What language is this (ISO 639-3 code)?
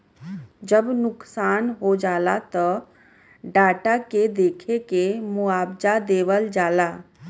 bho